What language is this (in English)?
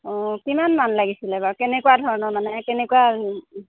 Assamese